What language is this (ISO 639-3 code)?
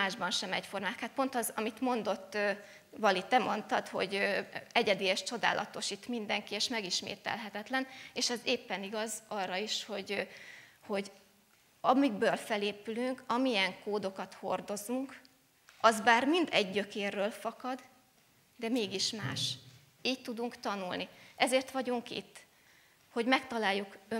hun